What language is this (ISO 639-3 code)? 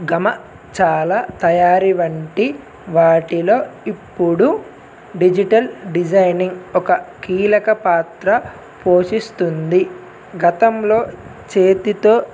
tel